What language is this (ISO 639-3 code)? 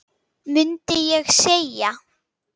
isl